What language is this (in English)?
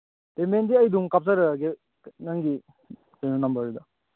Manipuri